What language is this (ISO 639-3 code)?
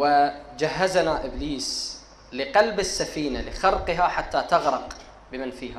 ara